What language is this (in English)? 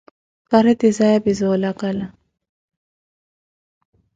Koti